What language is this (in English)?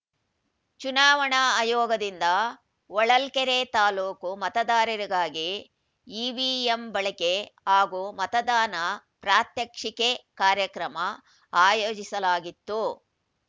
Kannada